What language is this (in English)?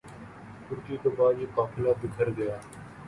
Urdu